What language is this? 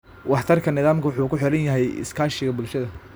Somali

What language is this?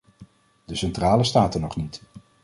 Dutch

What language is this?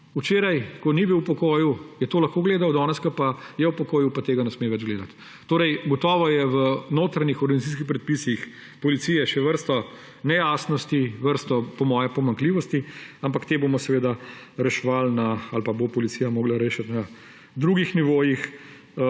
Slovenian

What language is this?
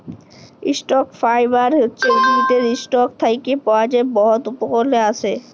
Bangla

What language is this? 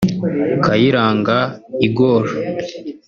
Kinyarwanda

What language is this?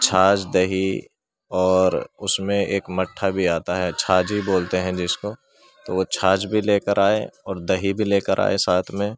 Urdu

